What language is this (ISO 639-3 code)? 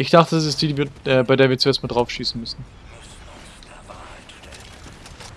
deu